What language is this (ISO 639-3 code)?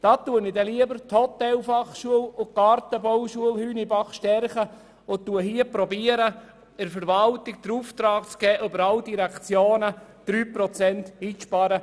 gsw